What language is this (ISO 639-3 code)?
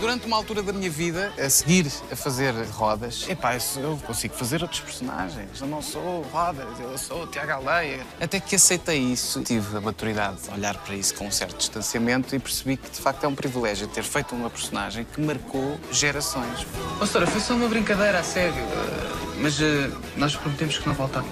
por